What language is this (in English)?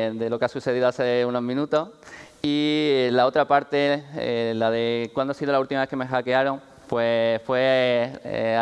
Spanish